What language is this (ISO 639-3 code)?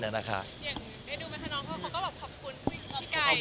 tha